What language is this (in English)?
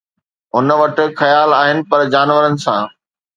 Sindhi